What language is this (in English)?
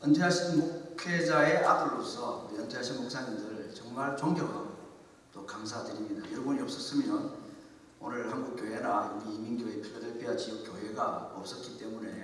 Korean